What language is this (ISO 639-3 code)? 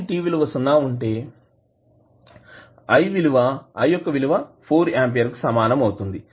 tel